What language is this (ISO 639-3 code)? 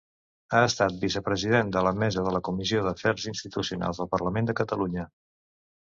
cat